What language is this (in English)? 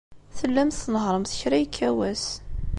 Kabyle